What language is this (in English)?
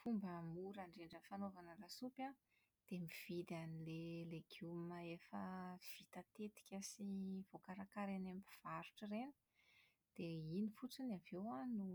Malagasy